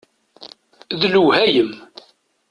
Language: Kabyle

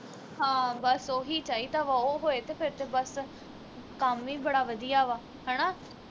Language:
Punjabi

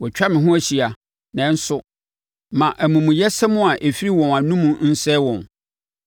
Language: Akan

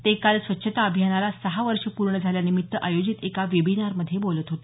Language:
Marathi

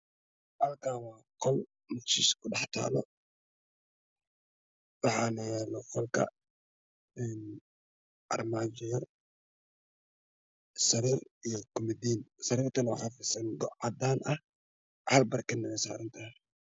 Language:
Somali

